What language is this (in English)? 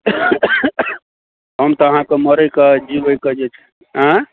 Maithili